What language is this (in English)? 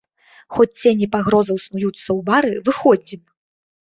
Belarusian